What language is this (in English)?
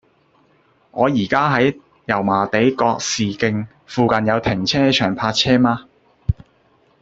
Cantonese